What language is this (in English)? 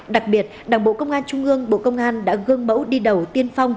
Vietnamese